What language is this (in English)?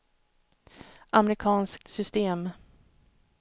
Swedish